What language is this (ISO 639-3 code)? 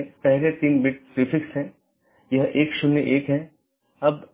hin